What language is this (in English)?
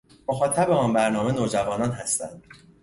Persian